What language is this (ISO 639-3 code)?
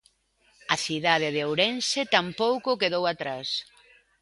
glg